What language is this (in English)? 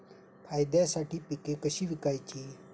Marathi